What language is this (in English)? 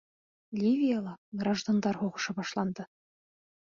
Bashkir